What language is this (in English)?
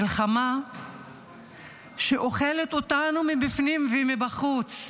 Hebrew